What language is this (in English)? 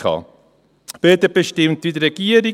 Swiss German